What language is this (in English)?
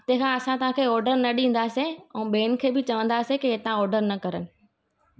Sindhi